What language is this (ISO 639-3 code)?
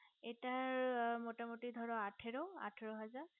ben